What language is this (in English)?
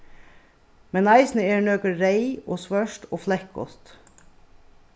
Faroese